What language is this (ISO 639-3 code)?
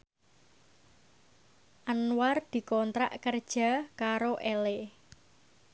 jav